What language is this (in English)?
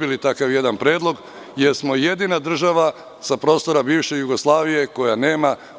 Serbian